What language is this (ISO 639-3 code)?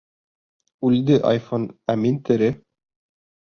bak